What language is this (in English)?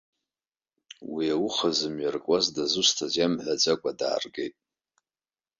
Abkhazian